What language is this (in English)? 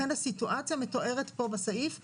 Hebrew